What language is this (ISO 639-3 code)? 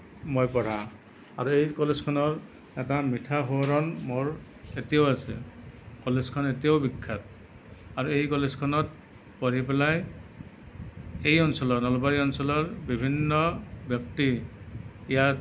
asm